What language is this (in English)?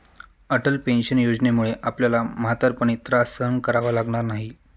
Marathi